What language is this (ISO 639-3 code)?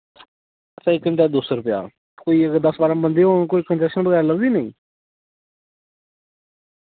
doi